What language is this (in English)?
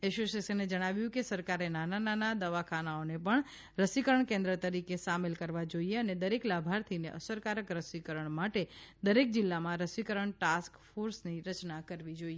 Gujarati